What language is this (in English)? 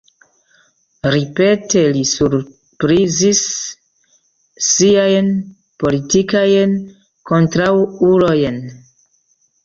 Esperanto